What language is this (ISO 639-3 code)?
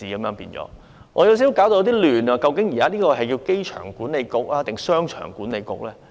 yue